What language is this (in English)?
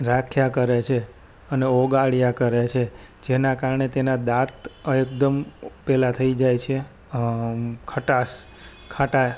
Gujarati